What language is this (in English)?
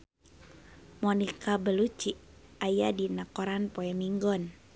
Sundanese